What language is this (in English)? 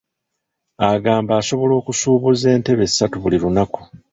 Ganda